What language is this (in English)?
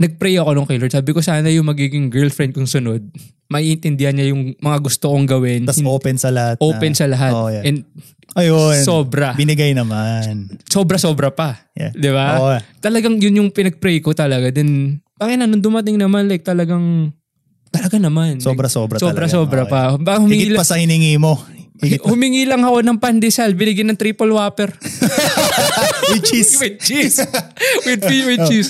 Filipino